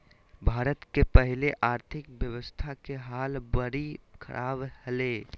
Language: Magahi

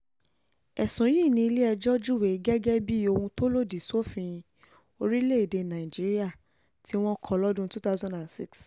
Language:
Yoruba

